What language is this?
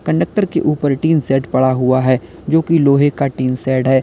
Hindi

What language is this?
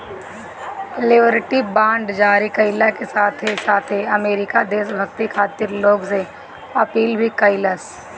Bhojpuri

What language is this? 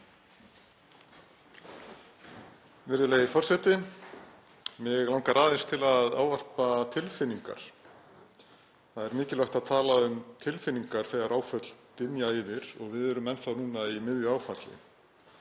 Icelandic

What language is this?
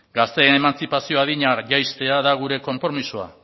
Basque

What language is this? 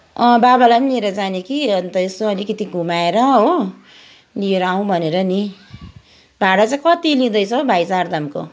Nepali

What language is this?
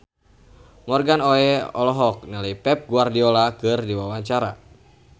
Sundanese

